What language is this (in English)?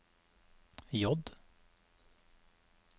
Norwegian